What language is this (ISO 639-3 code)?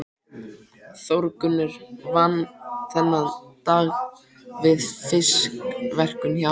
isl